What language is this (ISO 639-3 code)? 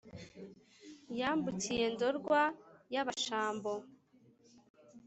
kin